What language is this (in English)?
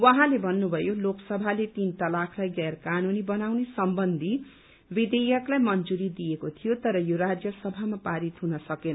Nepali